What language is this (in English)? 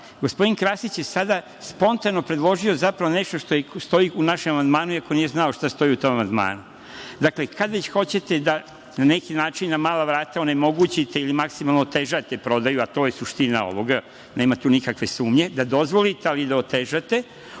Serbian